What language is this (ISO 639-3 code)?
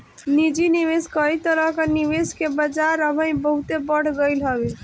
bho